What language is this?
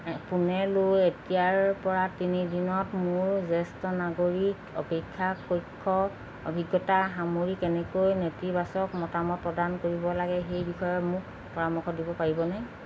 Assamese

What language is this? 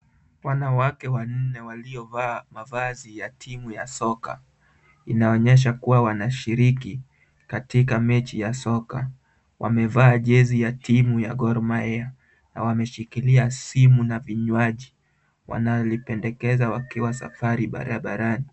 Swahili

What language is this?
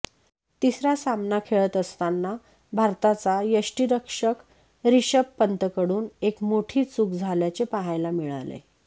Marathi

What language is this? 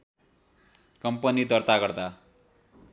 Nepali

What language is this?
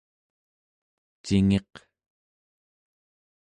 Central Yupik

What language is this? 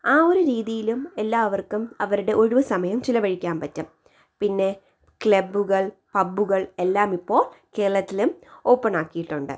Malayalam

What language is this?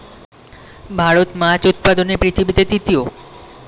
Bangla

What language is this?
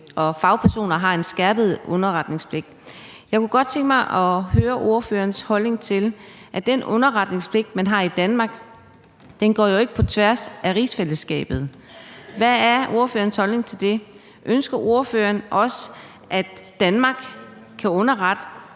Danish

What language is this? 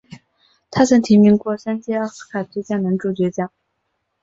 Chinese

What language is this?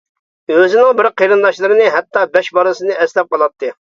Uyghur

